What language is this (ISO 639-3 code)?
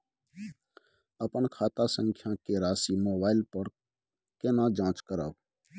mai